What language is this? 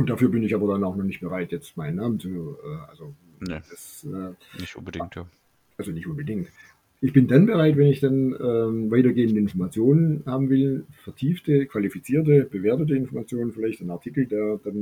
German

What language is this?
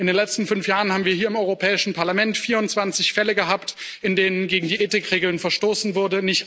German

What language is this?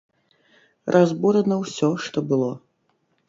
Belarusian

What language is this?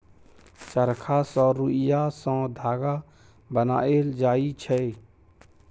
Maithili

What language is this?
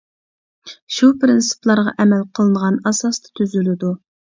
Uyghur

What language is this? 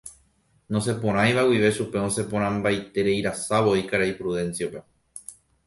Guarani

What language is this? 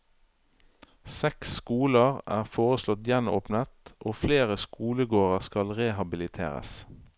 Norwegian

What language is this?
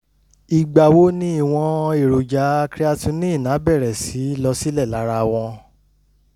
Yoruba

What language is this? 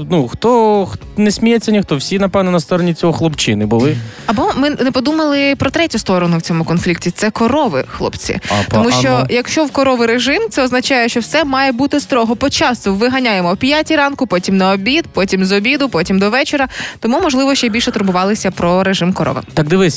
Ukrainian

